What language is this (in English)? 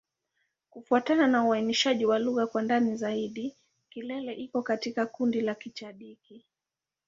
Swahili